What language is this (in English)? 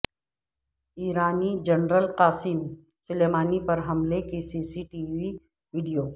Urdu